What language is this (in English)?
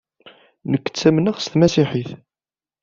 Kabyle